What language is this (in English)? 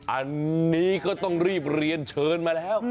Thai